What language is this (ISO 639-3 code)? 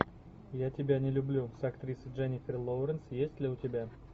rus